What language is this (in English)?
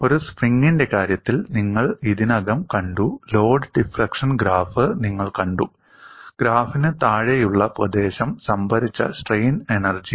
Malayalam